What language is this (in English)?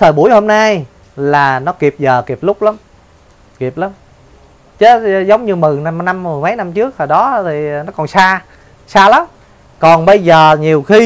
Vietnamese